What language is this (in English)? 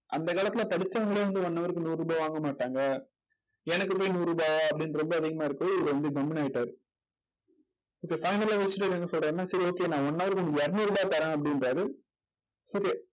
Tamil